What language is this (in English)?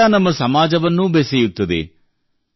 Kannada